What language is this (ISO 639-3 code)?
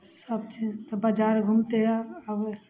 mai